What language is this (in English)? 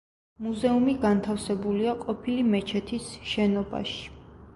Georgian